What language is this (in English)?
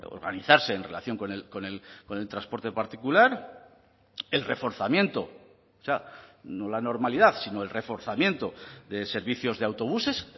Spanish